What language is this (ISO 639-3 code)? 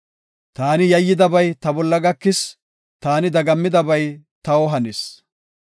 gof